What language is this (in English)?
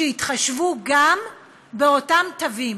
Hebrew